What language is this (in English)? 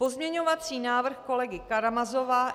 Czech